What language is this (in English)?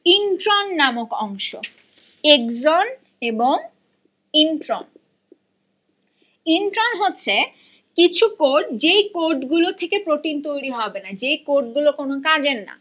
Bangla